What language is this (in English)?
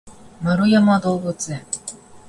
Japanese